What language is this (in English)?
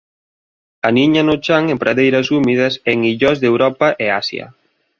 Galician